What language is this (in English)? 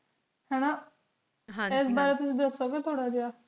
Punjabi